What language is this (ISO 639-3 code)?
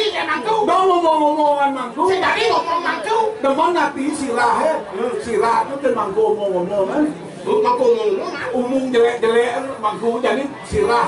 ind